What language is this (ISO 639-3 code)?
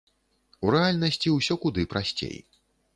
bel